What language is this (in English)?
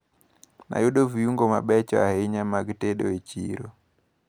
Luo (Kenya and Tanzania)